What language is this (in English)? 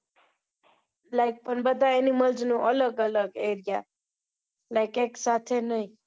Gujarati